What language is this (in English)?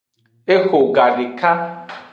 Aja (Benin)